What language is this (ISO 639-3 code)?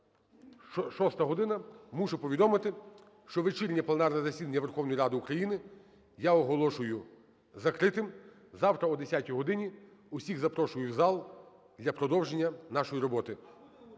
ukr